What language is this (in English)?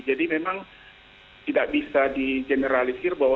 Indonesian